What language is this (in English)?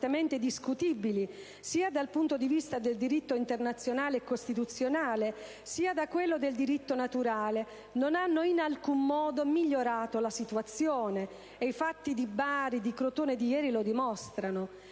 Italian